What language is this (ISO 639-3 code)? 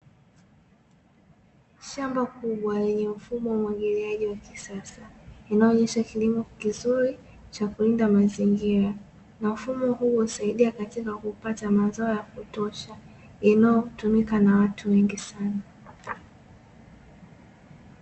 swa